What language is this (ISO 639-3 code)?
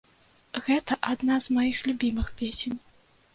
bel